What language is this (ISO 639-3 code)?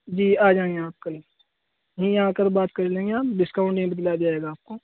urd